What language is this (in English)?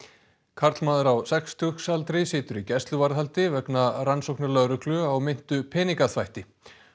Icelandic